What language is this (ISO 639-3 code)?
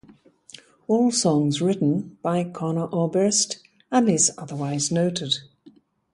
eng